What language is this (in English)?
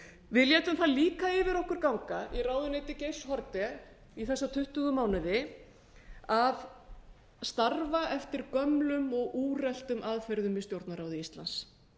Icelandic